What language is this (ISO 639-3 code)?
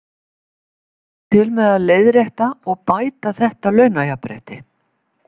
isl